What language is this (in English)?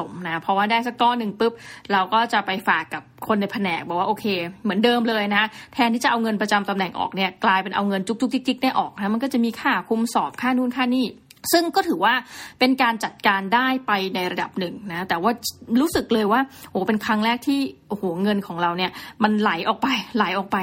Thai